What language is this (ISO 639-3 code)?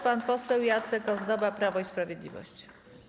pol